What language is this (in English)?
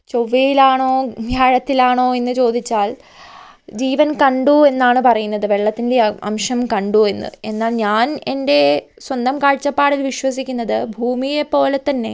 Malayalam